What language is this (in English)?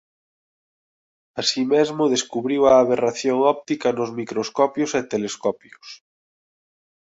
Galician